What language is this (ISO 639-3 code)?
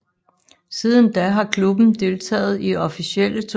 dan